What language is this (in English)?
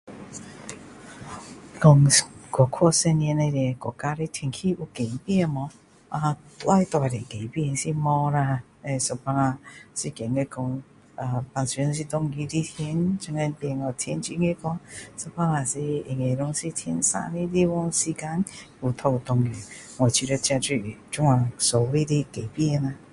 Min Dong Chinese